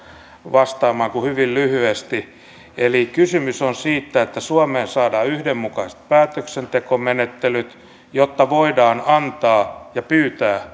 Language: Finnish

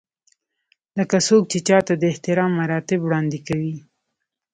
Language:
Pashto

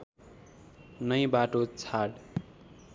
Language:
Nepali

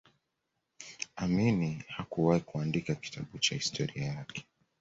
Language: Swahili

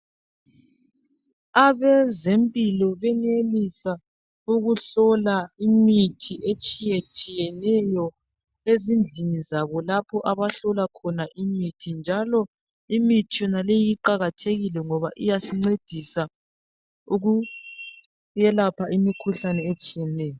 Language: North Ndebele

